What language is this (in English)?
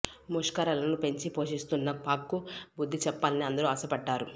Telugu